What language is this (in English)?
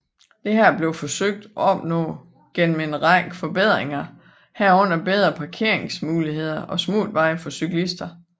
Danish